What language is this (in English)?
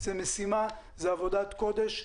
Hebrew